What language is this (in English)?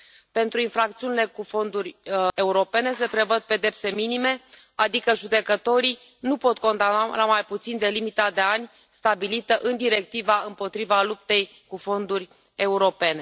Romanian